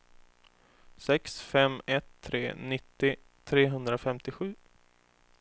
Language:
Swedish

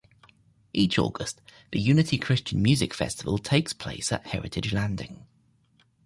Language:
English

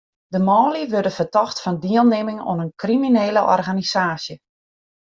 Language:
Western Frisian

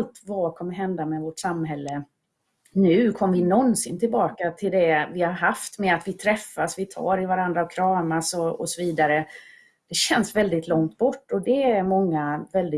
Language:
Swedish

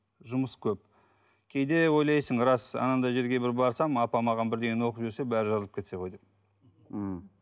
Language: Kazakh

